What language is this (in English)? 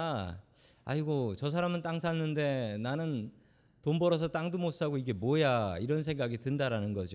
Korean